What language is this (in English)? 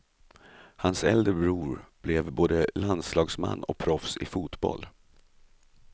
Swedish